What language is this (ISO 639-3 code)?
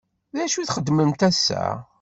kab